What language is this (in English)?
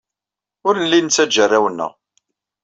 Kabyle